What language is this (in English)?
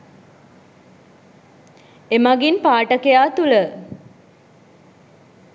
Sinhala